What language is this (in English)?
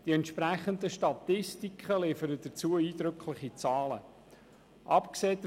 Swiss German